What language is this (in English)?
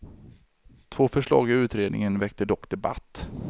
Swedish